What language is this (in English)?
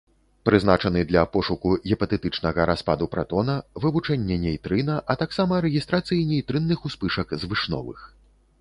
Belarusian